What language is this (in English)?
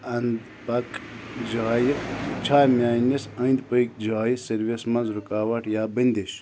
Kashmiri